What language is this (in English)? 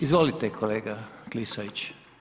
Croatian